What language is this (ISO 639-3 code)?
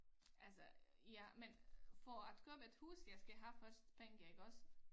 dan